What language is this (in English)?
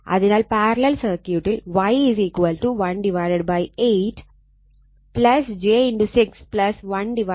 Malayalam